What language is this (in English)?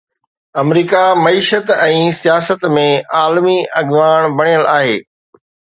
Sindhi